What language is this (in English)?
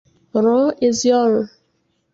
Igbo